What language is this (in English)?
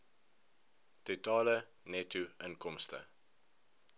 Afrikaans